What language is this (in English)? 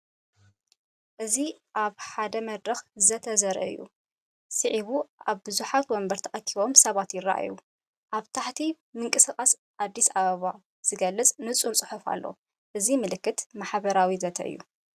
Tigrinya